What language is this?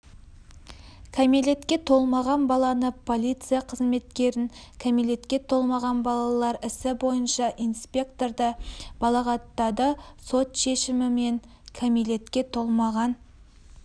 Kazakh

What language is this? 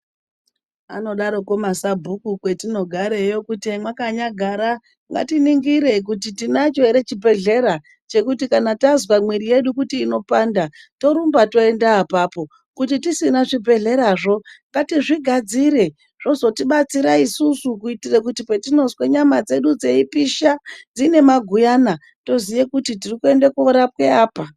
Ndau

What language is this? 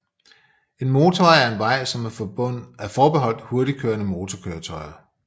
Danish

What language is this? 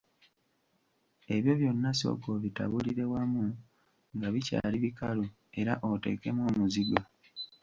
Ganda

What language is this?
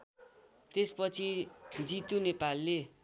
Nepali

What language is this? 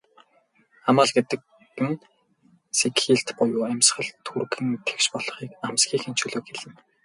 Mongolian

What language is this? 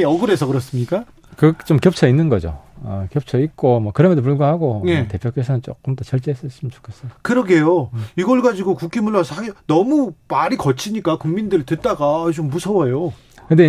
Korean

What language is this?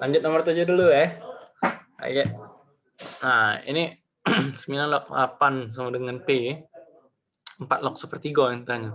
Indonesian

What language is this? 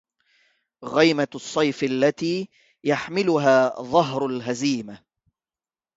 Arabic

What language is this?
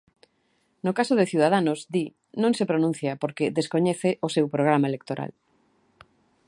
Galician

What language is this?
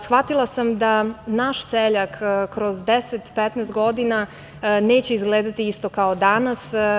Serbian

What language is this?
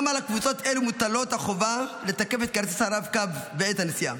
Hebrew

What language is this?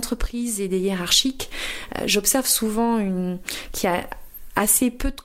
French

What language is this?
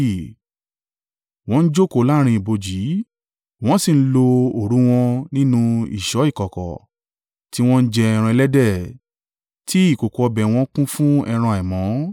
Yoruba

